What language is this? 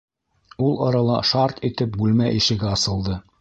Bashkir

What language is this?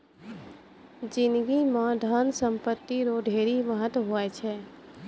Maithili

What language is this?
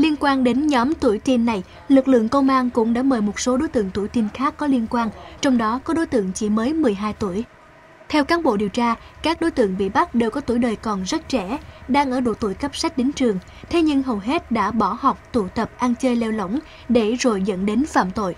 Vietnamese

